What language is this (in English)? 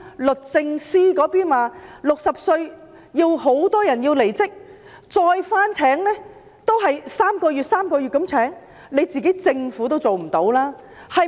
Cantonese